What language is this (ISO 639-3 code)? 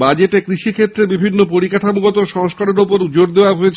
ben